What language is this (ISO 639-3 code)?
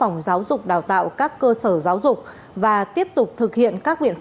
vie